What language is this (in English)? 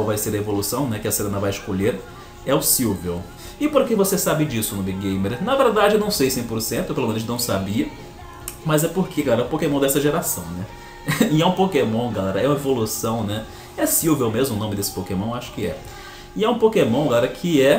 Portuguese